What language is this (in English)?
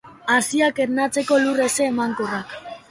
Basque